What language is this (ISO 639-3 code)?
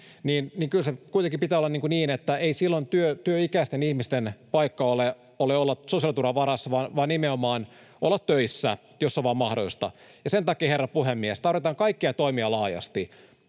fin